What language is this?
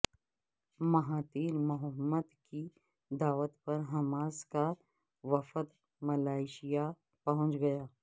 Urdu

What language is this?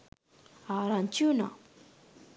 Sinhala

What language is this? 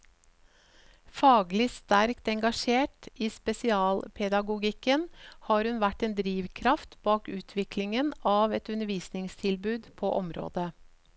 Norwegian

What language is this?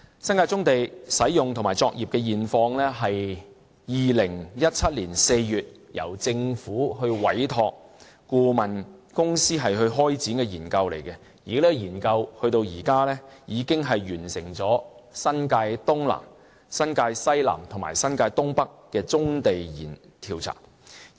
Cantonese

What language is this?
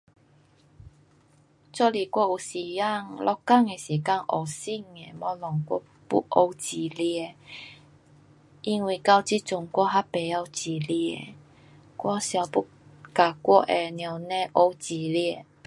Pu-Xian Chinese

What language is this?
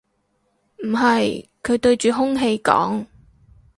Cantonese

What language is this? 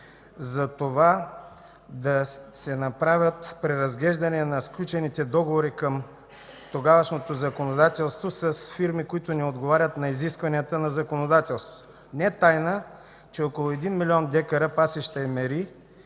Bulgarian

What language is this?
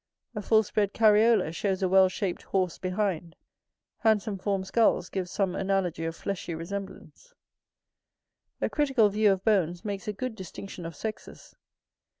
English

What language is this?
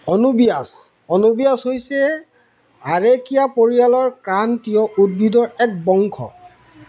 Assamese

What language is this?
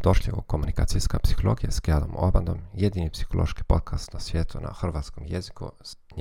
Croatian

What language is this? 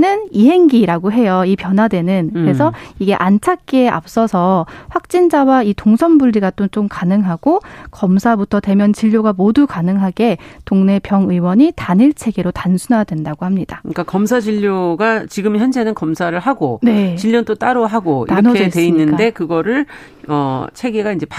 Korean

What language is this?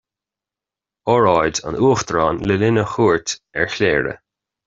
Irish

